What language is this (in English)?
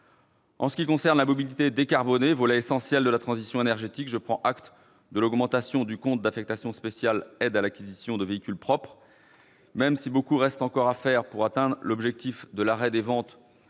French